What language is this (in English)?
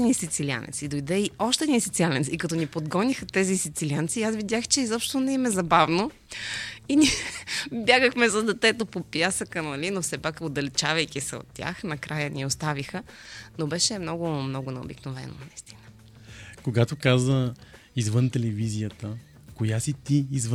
Bulgarian